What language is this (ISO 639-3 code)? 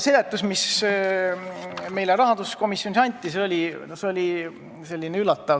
est